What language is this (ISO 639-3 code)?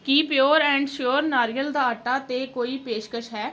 pan